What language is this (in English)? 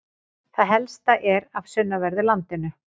Icelandic